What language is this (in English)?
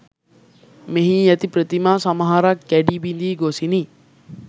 Sinhala